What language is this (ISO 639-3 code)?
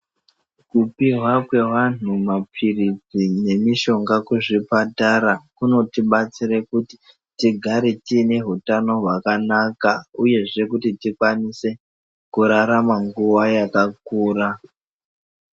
ndc